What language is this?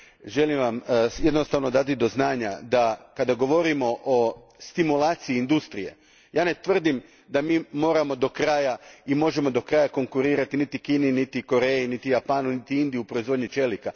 Croatian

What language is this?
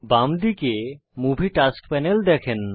Bangla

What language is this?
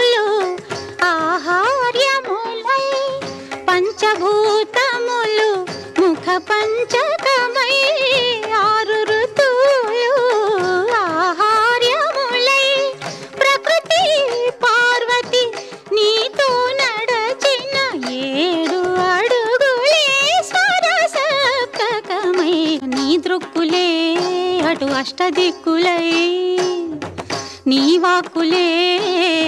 Telugu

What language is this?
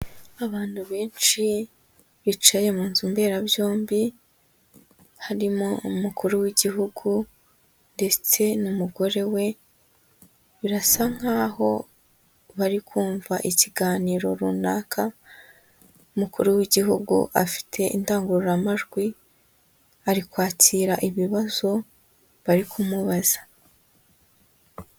Kinyarwanda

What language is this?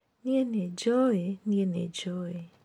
Kikuyu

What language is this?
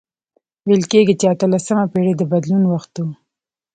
Pashto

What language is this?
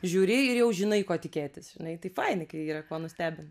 Lithuanian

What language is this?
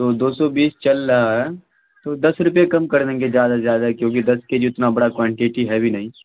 Urdu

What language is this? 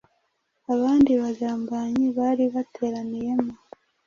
Kinyarwanda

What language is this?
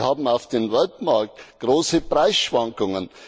German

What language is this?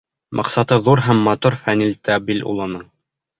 Bashkir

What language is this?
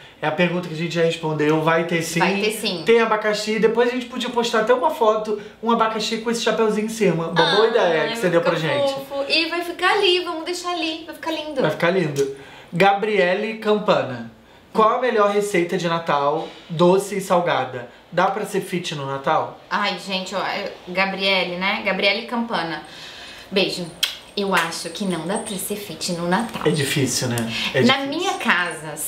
Portuguese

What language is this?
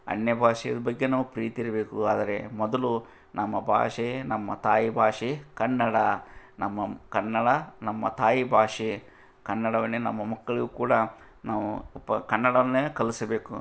Kannada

